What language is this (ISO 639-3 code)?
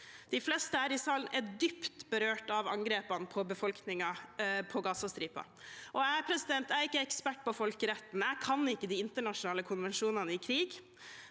nor